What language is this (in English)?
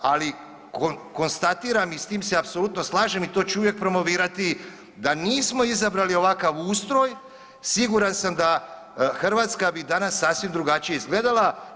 Croatian